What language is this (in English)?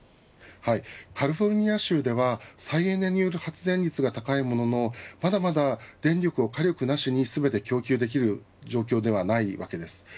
Japanese